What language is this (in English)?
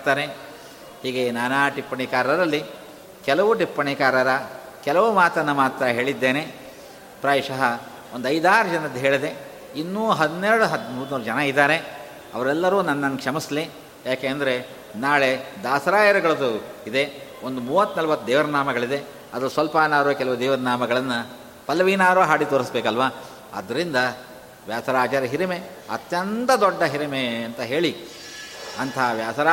Kannada